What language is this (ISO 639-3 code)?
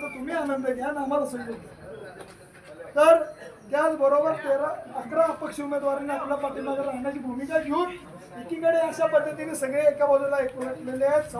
ara